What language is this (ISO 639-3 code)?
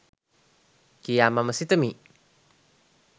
sin